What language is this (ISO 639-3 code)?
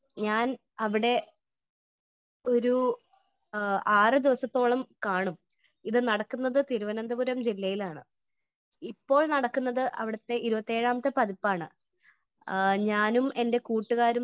mal